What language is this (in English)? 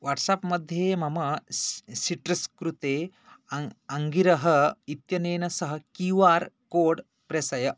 Sanskrit